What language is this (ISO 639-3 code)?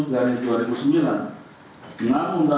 ind